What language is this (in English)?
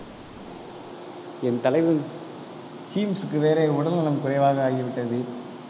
Tamil